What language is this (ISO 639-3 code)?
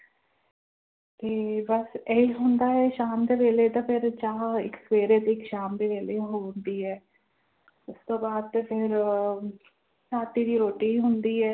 pan